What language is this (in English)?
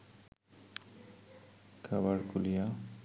Bangla